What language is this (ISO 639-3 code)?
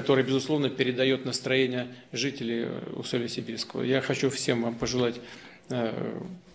rus